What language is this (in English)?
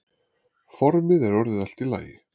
Icelandic